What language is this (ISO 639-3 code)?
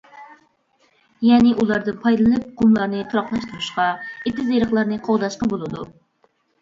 uig